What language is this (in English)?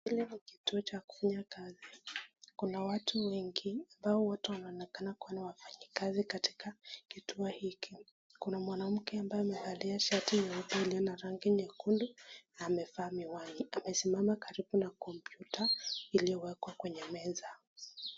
Swahili